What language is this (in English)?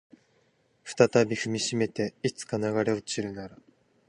Japanese